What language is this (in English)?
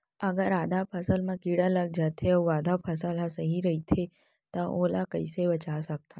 Chhattisgarhi